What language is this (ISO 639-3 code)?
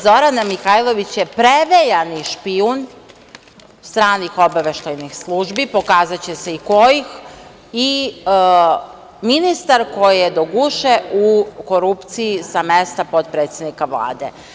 srp